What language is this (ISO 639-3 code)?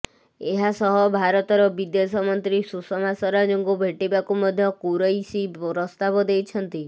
ori